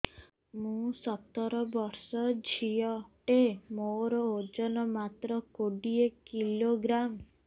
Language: Odia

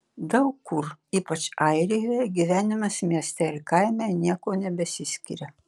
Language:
Lithuanian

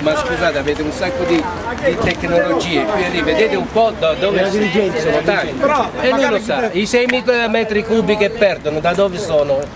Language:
Italian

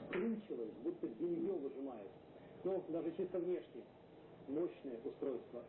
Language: Russian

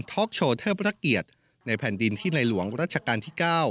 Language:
Thai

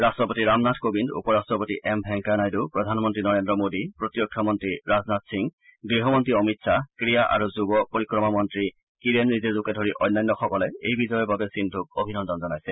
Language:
Assamese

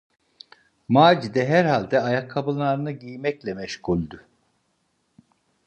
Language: Turkish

